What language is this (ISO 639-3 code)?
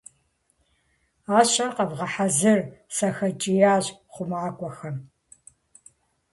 kbd